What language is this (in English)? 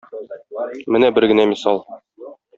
Tatar